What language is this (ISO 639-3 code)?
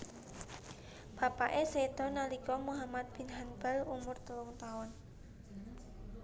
jav